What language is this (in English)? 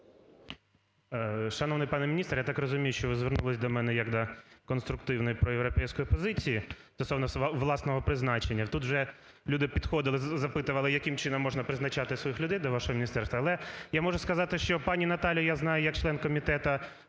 Ukrainian